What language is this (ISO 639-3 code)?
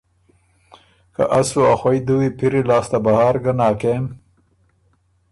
oru